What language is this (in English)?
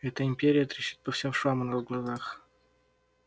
Russian